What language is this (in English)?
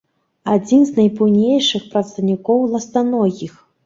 Belarusian